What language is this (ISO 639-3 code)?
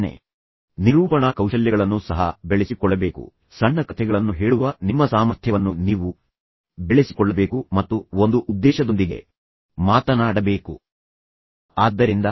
kan